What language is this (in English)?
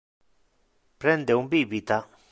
Interlingua